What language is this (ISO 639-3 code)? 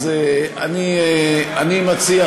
heb